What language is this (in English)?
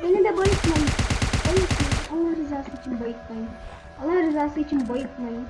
Turkish